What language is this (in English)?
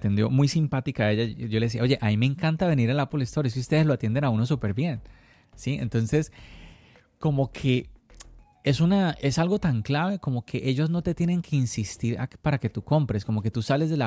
Spanish